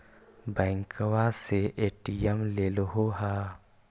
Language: Magahi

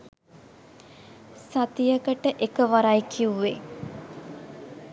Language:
Sinhala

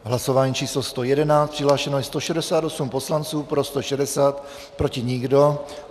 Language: Czech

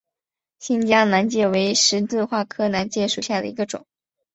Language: Chinese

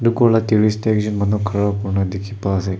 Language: Naga Pidgin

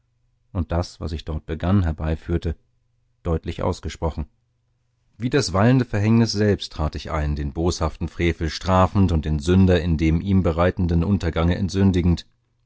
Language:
German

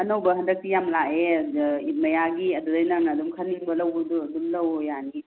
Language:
Manipuri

